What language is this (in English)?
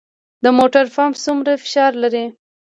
Pashto